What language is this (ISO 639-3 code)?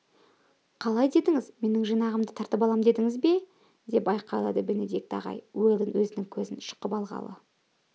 kaz